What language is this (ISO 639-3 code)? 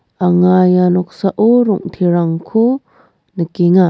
grt